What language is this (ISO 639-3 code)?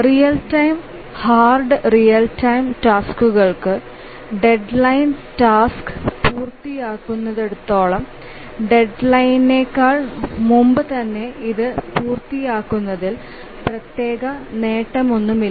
mal